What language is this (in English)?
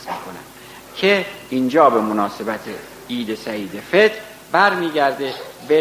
Persian